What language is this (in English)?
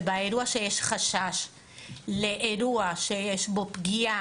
Hebrew